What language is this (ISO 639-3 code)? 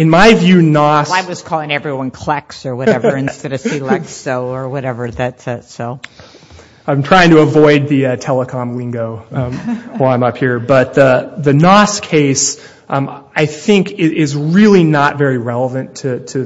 eng